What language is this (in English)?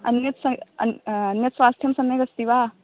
Sanskrit